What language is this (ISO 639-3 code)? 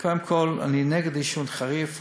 heb